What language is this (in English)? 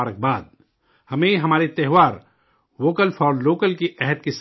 Urdu